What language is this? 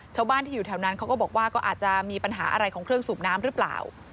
Thai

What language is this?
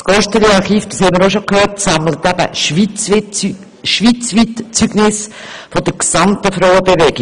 Swiss German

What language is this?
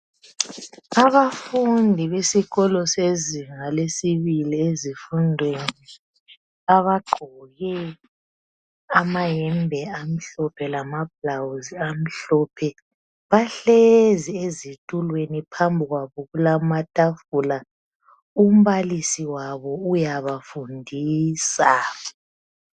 North Ndebele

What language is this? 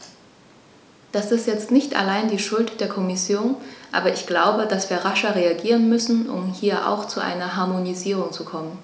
German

